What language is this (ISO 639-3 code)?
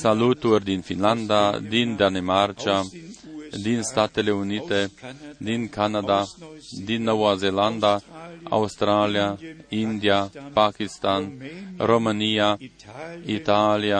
ron